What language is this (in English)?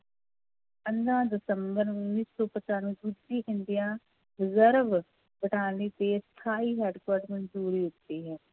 Punjabi